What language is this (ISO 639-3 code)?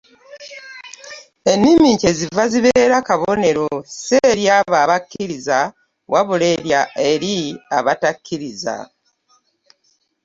lug